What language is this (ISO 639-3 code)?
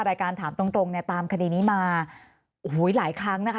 tha